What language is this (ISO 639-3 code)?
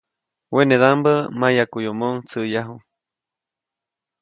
zoc